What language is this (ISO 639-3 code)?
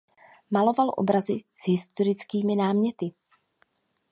ces